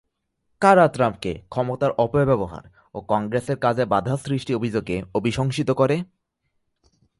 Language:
Bangla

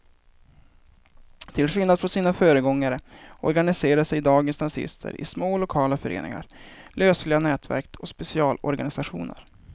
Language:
Swedish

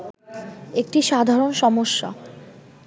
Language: Bangla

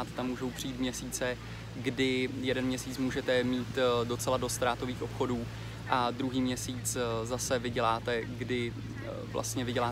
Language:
Czech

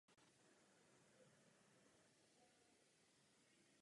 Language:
Czech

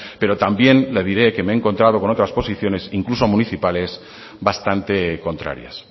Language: Spanish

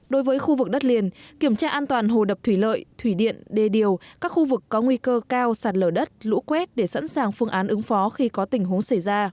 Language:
Vietnamese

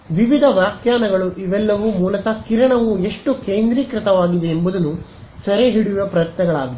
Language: Kannada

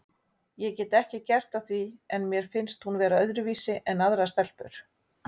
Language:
Icelandic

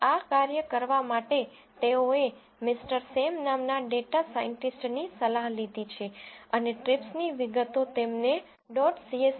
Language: Gujarati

